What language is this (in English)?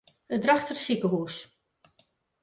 Western Frisian